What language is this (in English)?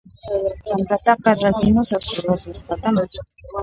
Puno Quechua